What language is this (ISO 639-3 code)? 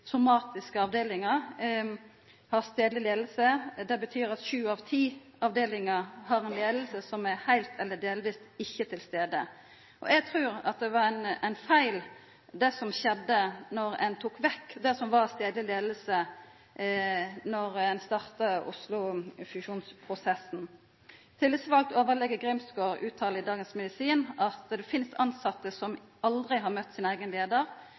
nno